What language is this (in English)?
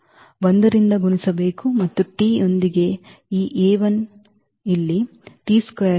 Kannada